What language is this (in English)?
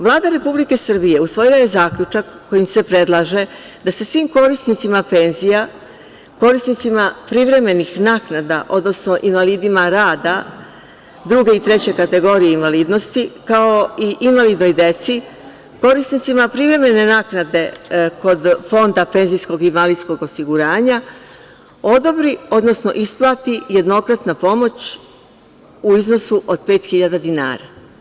Serbian